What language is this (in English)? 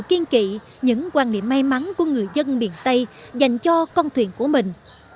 Vietnamese